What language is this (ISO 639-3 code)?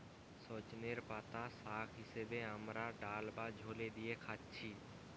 ben